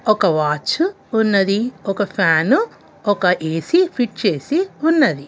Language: Telugu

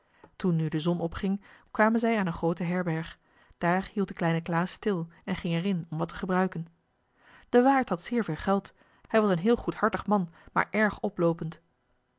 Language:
Dutch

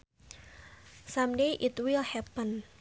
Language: Sundanese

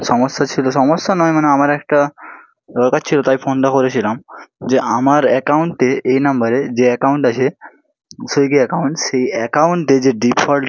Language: Bangla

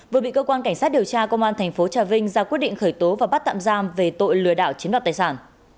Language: Vietnamese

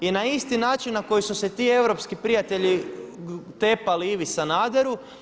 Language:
Croatian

